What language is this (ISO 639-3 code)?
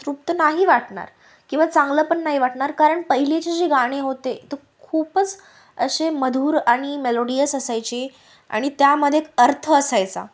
mar